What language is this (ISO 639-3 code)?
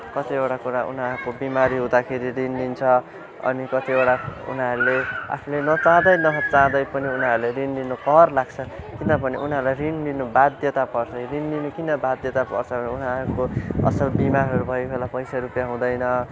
nep